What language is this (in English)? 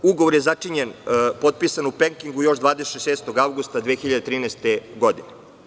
Serbian